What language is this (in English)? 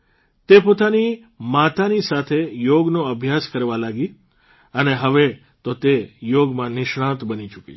Gujarati